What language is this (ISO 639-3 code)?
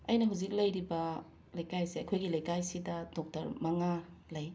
mni